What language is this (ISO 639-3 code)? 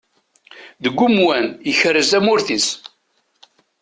kab